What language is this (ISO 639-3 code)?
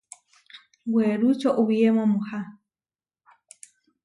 var